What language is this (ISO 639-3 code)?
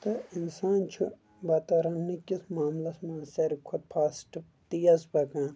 kas